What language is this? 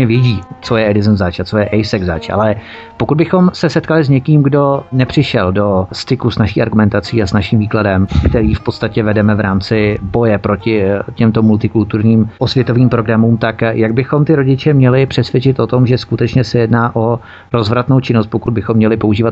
Czech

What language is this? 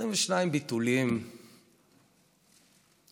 Hebrew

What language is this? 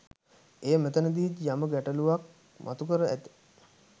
Sinhala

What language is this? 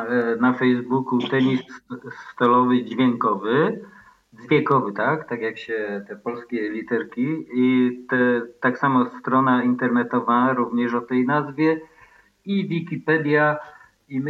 Polish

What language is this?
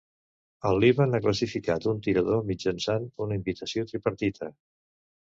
Catalan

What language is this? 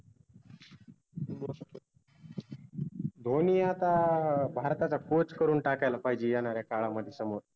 Marathi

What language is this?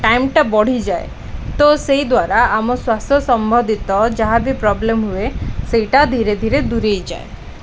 Odia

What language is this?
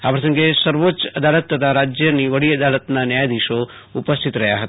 Gujarati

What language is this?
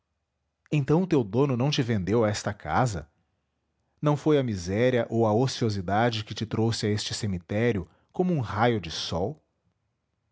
Portuguese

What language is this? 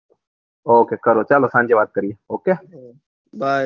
Gujarati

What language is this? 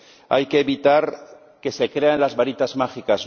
Spanish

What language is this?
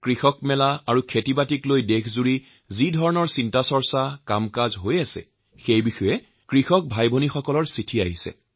Assamese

